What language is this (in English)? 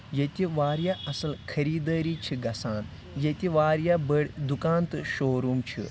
Kashmiri